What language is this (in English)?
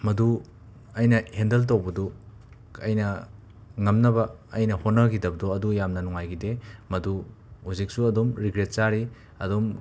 Manipuri